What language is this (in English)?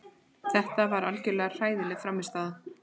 Icelandic